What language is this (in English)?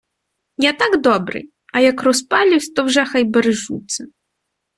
Ukrainian